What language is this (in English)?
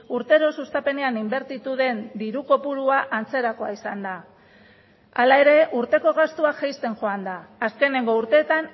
Basque